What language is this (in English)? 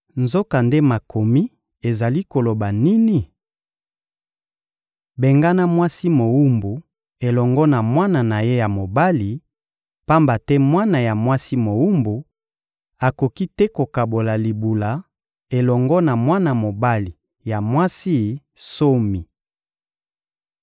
Lingala